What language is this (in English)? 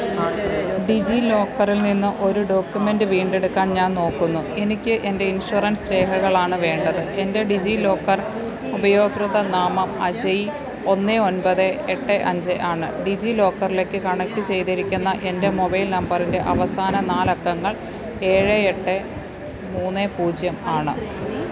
Malayalam